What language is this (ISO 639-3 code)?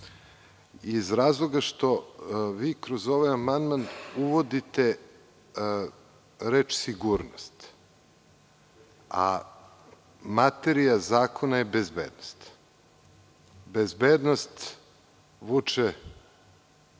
srp